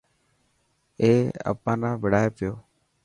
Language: Dhatki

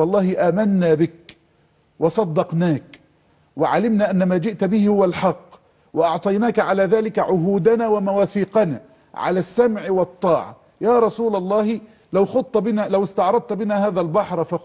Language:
Arabic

